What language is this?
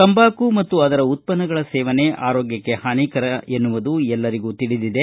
Kannada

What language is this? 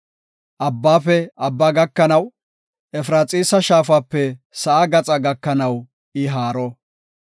Gofa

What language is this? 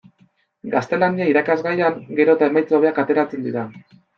Basque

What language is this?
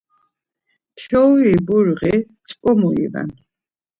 Laz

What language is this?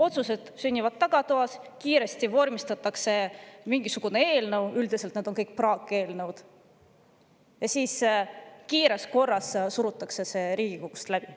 Estonian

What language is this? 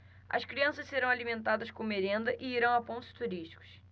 Portuguese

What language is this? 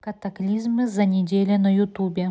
Russian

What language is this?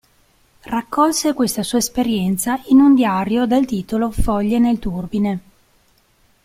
Italian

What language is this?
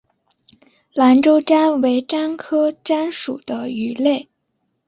Chinese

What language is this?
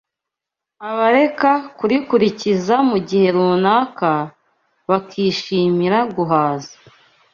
Kinyarwanda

